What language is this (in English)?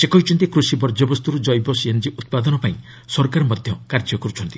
Odia